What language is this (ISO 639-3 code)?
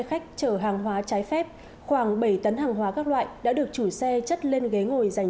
vie